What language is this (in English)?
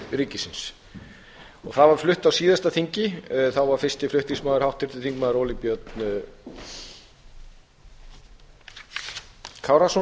Icelandic